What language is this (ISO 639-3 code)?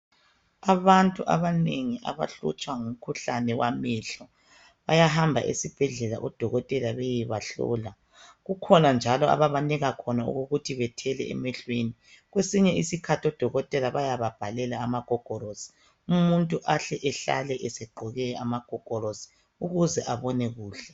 nde